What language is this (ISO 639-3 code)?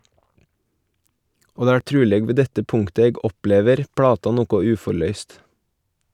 nor